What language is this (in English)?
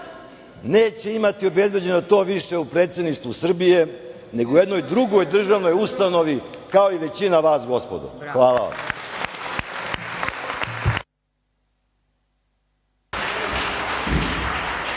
Serbian